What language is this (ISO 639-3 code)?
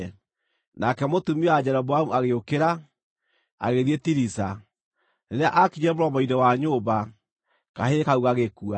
kik